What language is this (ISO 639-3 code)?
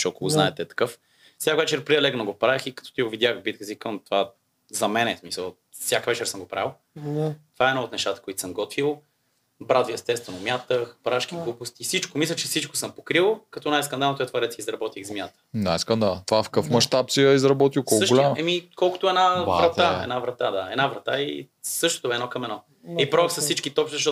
bul